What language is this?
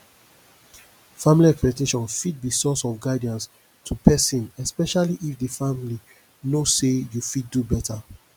Nigerian Pidgin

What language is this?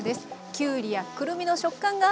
Japanese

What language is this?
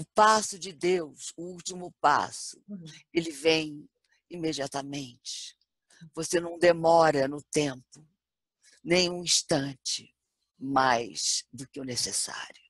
Portuguese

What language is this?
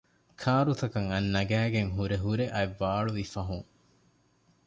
Divehi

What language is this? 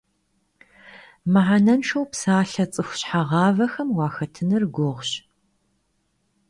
Kabardian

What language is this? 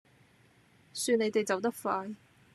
Cantonese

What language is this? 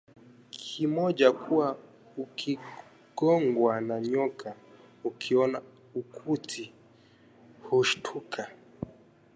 Swahili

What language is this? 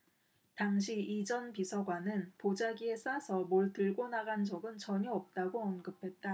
Korean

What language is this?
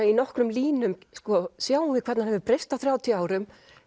Icelandic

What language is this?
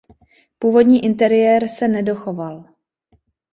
Czech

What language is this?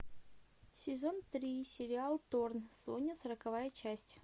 Russian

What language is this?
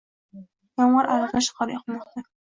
Uzbek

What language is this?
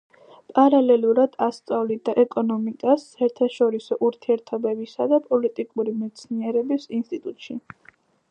Georgian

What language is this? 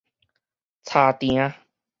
Min Nan Chinese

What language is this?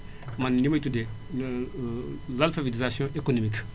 Wolof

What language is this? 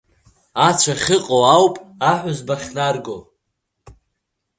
Abkhazian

